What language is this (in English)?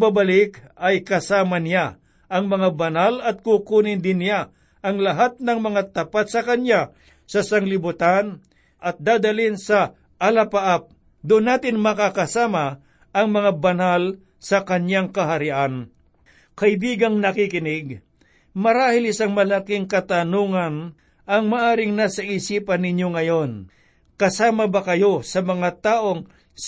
Filipino